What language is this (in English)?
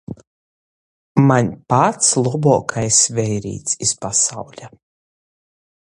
Latgalian